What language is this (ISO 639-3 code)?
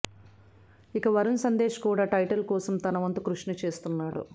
tel